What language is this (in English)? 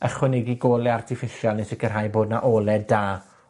Welsh